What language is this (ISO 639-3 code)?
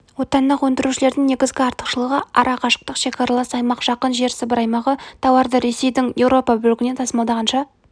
kaz